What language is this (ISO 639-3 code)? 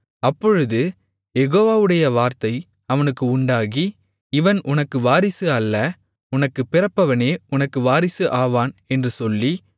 tam